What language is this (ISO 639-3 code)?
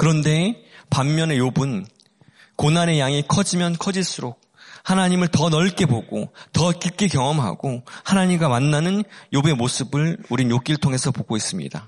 kor